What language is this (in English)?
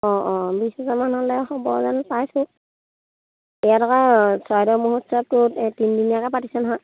Assamese